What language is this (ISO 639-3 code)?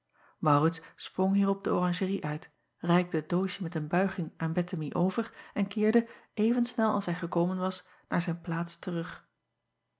nld